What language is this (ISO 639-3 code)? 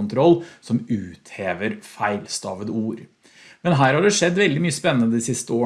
nor